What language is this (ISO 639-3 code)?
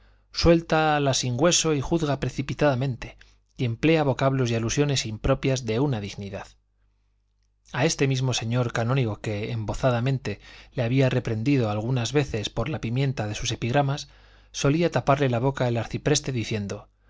spa